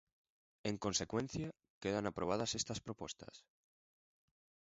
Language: Galician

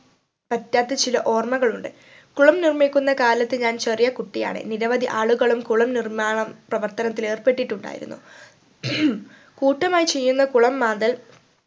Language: Malayalam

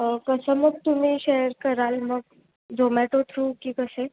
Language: Marathi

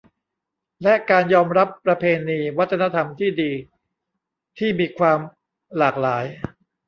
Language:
Thai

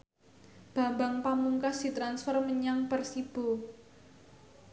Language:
Javanese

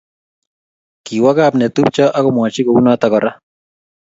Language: Kalenjin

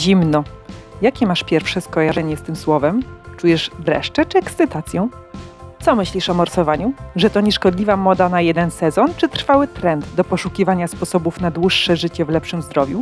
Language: Polish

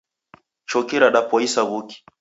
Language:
Taita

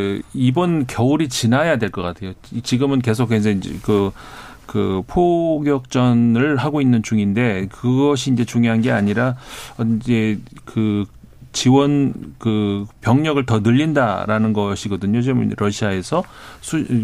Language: Korean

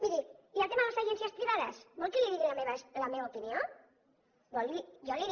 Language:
Catalan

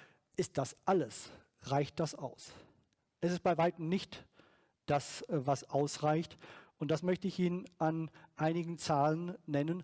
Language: German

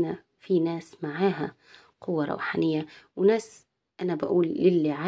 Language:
Arabic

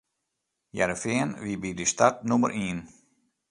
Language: Western Frisian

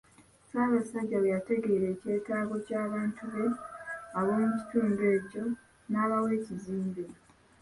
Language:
Ganda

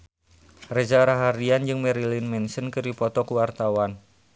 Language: Sundanese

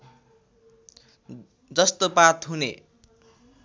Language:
Nepali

